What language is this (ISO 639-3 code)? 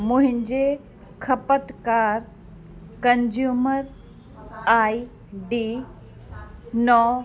snd